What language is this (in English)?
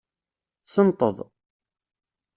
Kabyle